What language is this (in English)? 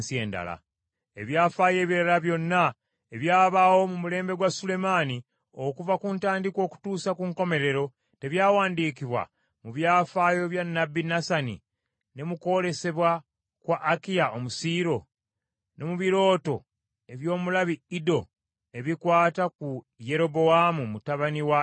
Ganda